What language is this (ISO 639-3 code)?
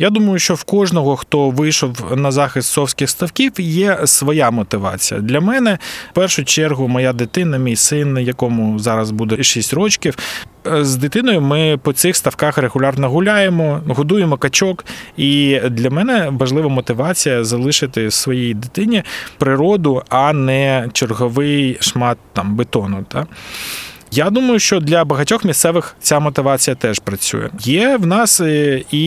ukr